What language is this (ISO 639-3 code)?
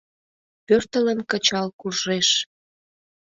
chm